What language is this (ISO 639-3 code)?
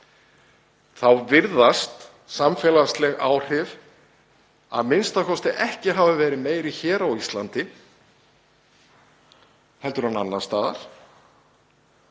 isl